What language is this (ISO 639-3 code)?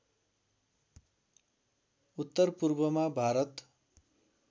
nep